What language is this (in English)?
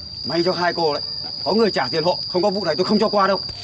Vietnamese